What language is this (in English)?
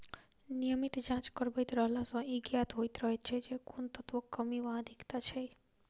Maithili